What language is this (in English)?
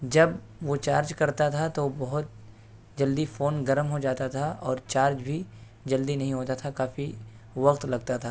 Urdu